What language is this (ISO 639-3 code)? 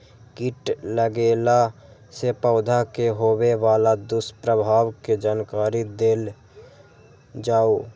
mai